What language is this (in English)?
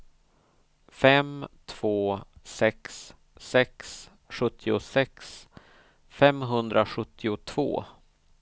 Swedish